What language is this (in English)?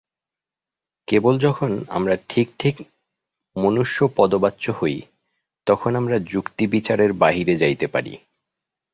Bangla